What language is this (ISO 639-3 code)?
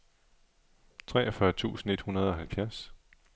dan